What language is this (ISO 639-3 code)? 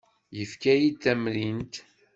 kab